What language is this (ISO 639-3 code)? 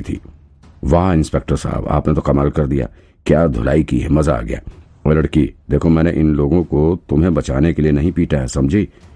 hin